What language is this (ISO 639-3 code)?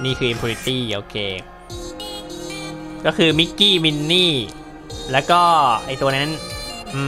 tha